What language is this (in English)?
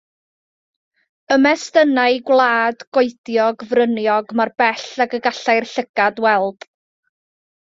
Welsh